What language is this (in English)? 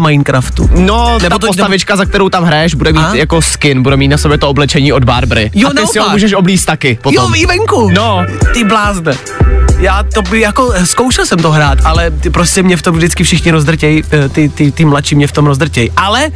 Czech